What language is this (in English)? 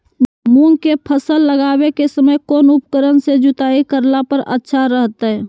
Magahi